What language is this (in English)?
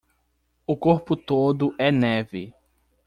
Portuguese